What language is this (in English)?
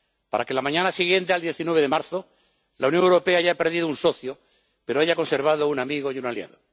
Spanish